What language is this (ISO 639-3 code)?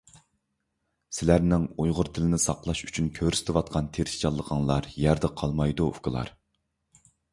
uig